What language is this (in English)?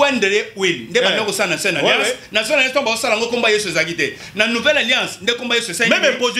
French